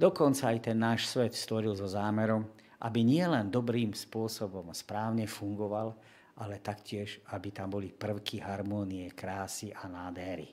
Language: Slovak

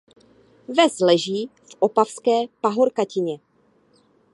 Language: Czech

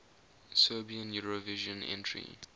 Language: English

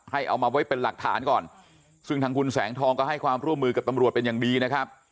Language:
Thai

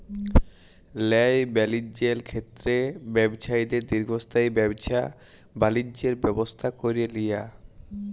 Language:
Bangla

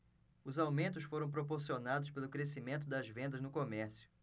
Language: Portuguese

